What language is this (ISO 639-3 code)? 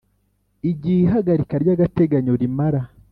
kin